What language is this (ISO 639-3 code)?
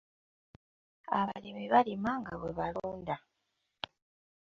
lug